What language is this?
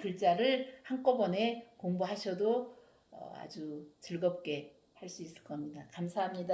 Korean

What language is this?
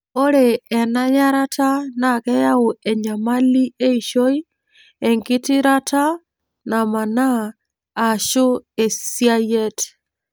Masai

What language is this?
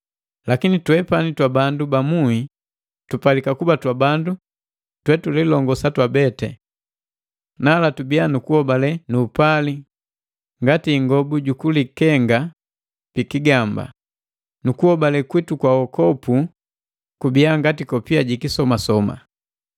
Matengo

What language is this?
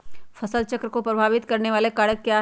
Magahi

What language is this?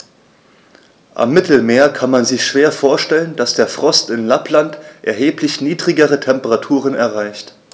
German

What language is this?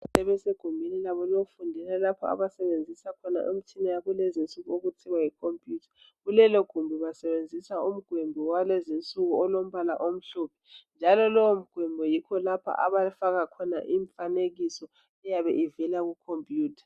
North Ndebele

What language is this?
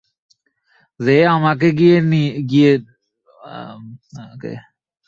Bangla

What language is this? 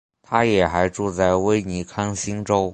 Chinese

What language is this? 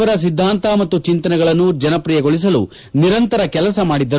Kannada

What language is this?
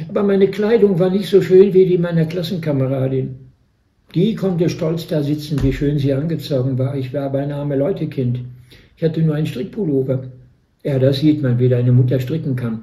German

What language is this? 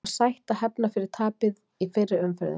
Icelandic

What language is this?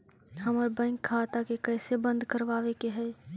Magahi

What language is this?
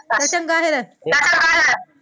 Punjabi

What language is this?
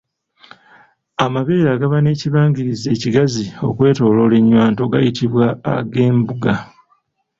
Ganda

